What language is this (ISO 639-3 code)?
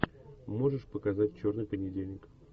rus